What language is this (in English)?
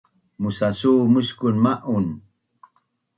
Bunun